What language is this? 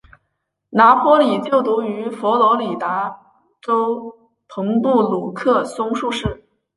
Chinese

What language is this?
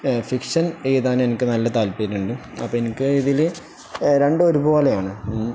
Malayalam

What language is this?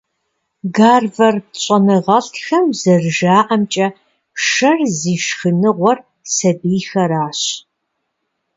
Kabardian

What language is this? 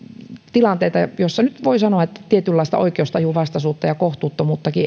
Finnish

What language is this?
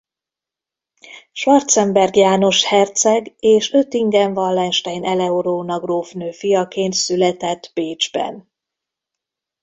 Hungarian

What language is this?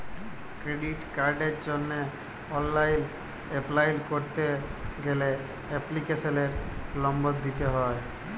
Bangla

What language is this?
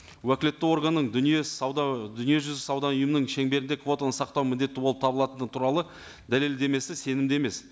Kazakh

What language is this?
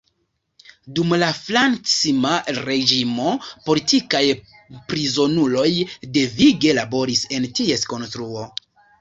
Esperanto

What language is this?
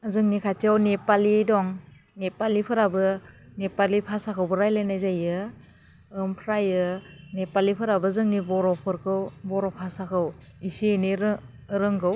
Bodo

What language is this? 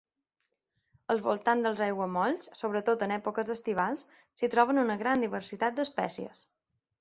Catalan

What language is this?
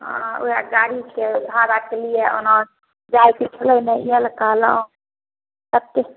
Maithili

